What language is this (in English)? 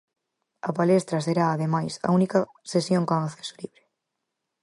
Galician